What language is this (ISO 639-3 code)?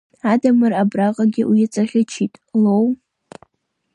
abk